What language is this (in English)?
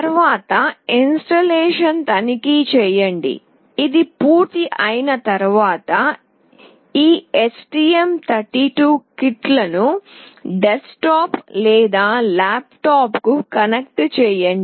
Telugu